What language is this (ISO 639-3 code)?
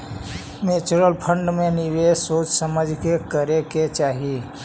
mag